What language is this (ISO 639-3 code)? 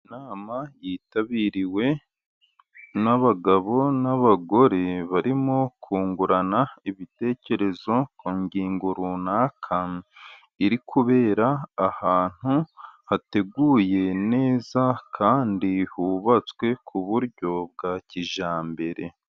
kin